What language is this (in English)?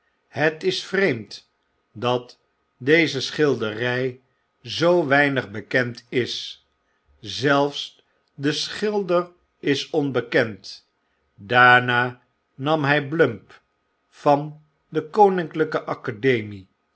Dutch